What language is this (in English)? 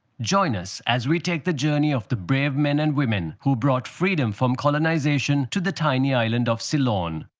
English